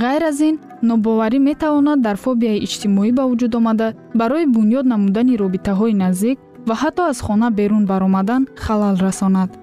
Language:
Persian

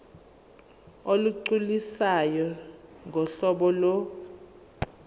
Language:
Zulu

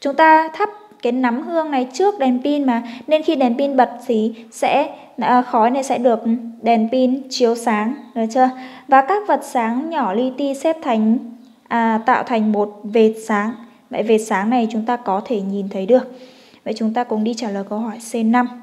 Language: Vietnamese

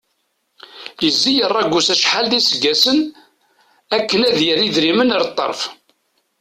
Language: Kabyle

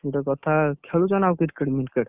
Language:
Odia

